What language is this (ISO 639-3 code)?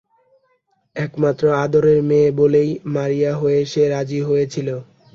ben